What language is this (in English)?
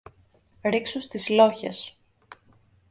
Greek